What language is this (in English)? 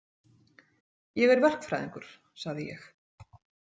Icelandic